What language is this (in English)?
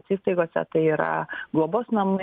Lithuanian